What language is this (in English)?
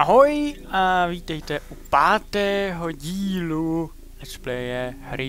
Czech